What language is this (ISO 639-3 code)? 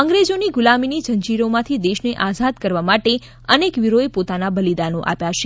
guj